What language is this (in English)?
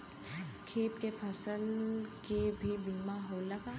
Bhojpuri